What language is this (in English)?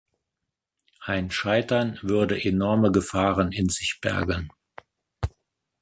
German